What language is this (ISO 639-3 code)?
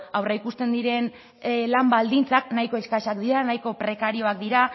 eus